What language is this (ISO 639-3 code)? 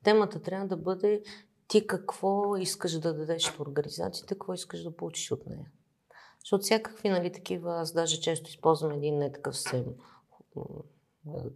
bul